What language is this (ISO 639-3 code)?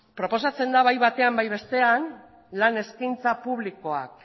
eus